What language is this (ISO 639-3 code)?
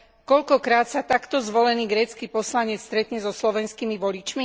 slk